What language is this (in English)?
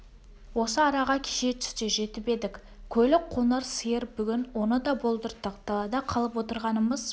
Kazakh